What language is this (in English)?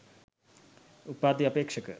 Sinhala